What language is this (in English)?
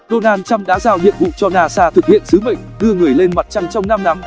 Vietnamese